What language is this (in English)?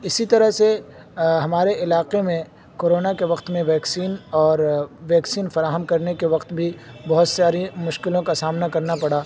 Urdu